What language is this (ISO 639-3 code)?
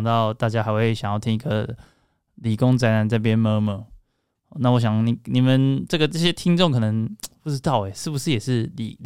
zho